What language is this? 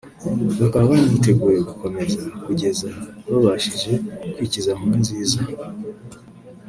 Kinyarwanda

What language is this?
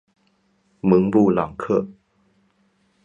Chinese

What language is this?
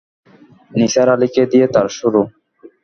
Bangla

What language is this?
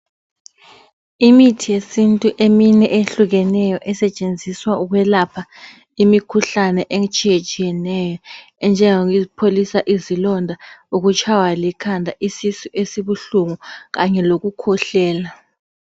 North Ndebele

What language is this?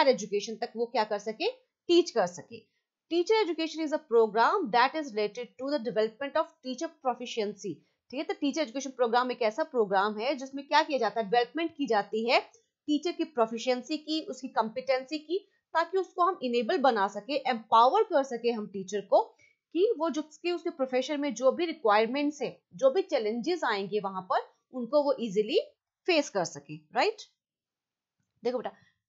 Hindi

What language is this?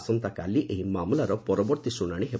Odia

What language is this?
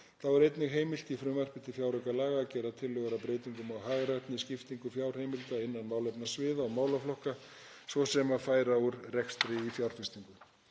Icelandic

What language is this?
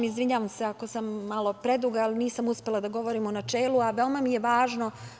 Serbian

